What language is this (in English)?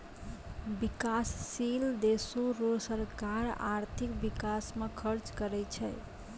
Maithili